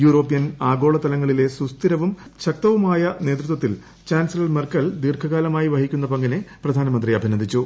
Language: Malayalam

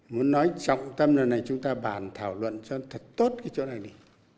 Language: Vietnamese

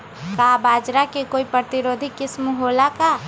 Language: Magahi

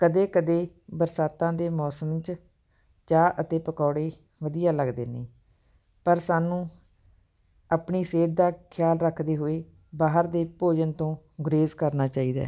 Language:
Punjabi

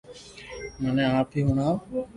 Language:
Loarki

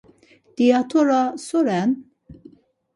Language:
Laz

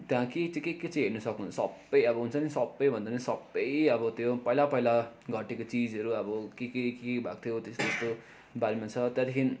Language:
Nepali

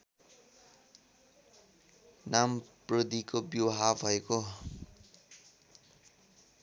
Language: Nepali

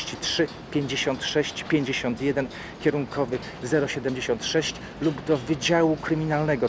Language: Polish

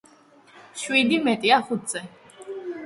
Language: Georgian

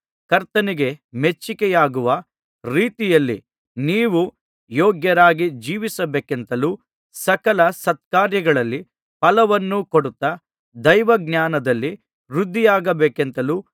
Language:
Kannada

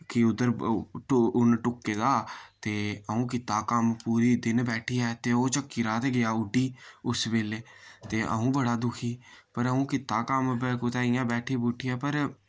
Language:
Dogri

